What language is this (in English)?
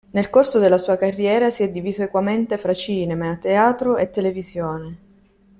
Italian